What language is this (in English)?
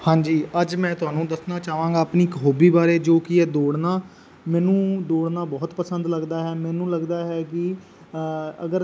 Punjabi